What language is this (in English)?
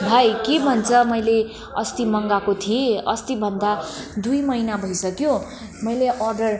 Nepali